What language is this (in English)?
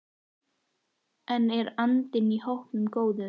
Icelandic